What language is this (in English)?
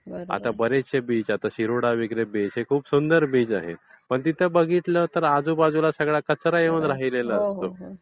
Marathi